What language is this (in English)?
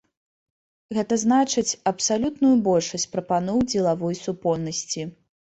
Belarusian